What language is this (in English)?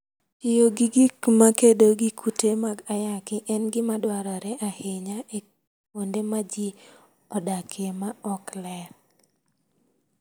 Luo (Kenya and Tanzania)